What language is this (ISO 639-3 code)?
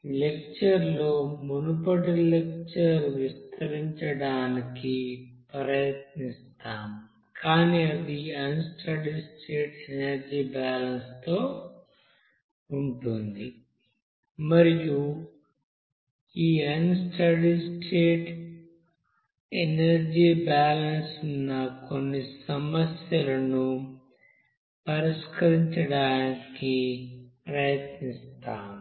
tel